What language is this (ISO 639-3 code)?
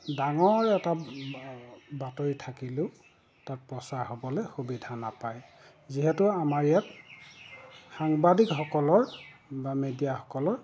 asm